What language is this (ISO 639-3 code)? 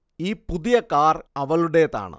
mal